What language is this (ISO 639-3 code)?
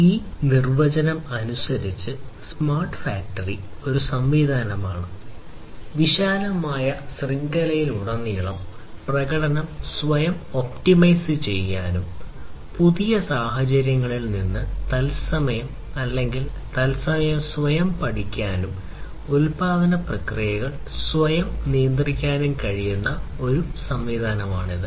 mal